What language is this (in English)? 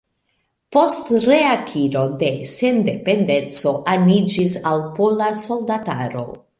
Esperanto